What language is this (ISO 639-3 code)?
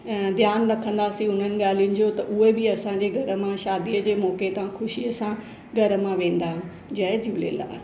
snd